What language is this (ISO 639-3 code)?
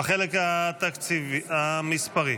heb